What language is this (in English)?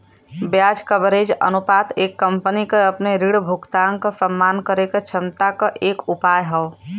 Bhojpuri